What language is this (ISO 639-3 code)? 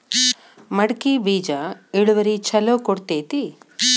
kan